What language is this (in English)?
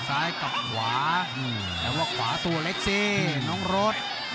Thai